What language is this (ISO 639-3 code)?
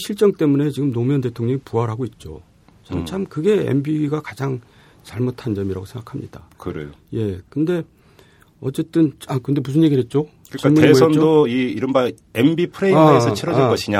kor